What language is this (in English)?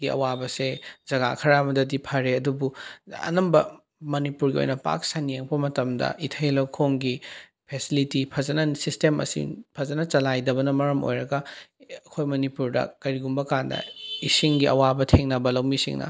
Manipuri